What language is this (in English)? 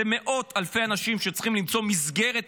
Hebrew